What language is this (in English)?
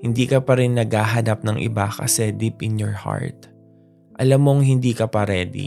Filipino